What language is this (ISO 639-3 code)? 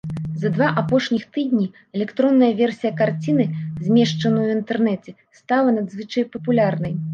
bel